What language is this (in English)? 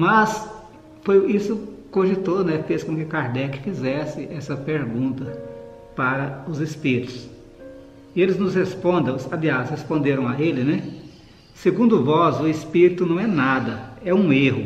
Portuguese